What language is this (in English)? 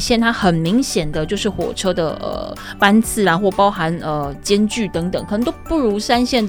Chinese